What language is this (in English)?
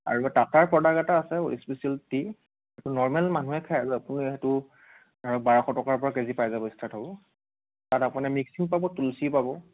Assamese